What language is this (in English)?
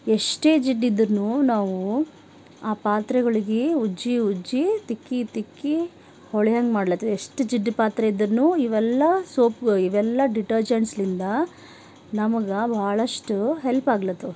Kannada